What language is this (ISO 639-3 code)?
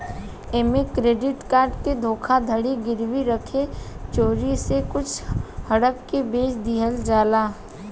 bho